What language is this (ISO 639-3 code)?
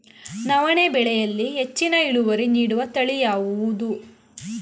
kan